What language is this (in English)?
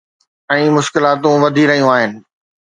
Sindhi